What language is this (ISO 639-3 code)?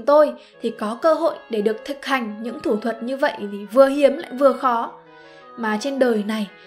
vie